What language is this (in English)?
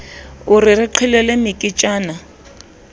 Southern Sotho